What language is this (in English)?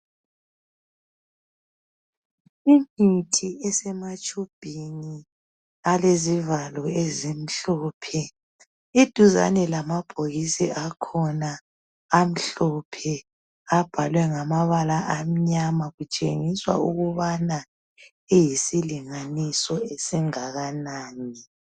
North Ndebele